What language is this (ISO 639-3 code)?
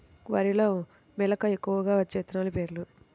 tel